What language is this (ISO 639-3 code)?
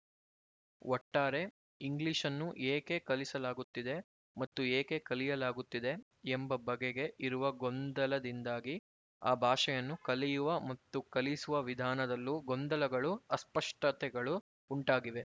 kan